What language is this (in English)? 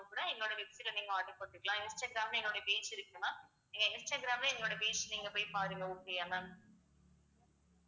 Tamil